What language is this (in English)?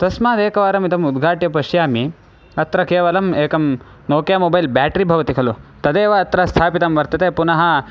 Sanskrit